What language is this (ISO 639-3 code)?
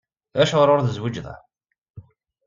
kab